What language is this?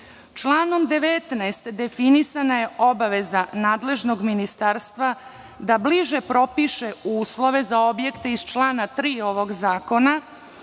Serbian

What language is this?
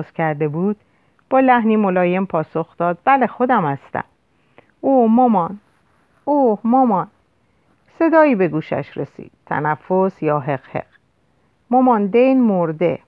Persian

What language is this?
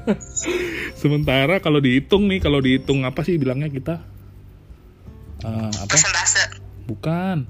Indonesian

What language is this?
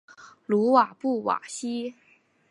Chinese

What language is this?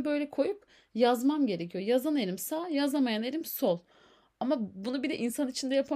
Turkish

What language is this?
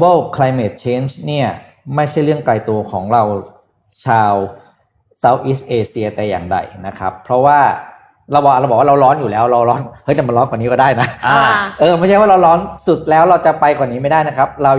Thai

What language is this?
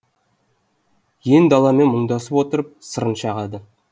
Kazakh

